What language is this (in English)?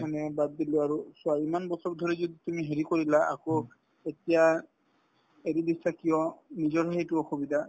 Assamese